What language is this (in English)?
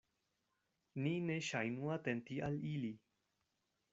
Esperanto